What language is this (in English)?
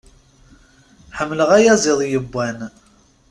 Kabyle